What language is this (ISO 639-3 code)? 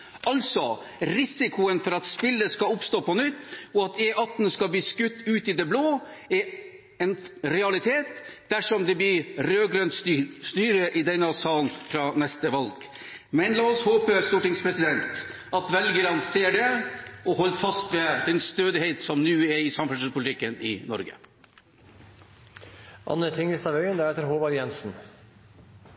nob